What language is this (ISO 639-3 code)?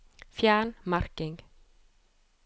nor